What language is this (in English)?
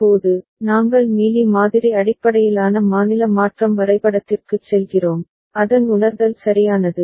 Tamil